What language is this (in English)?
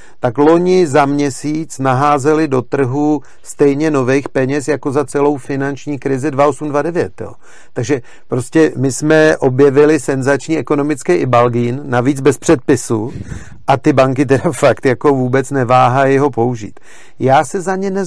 Czech